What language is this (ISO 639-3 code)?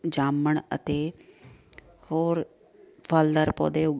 pan